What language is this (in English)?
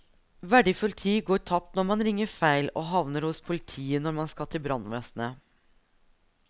Norwegian